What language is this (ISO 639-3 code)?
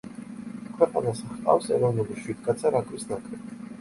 kat